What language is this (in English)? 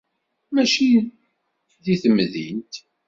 Kabyle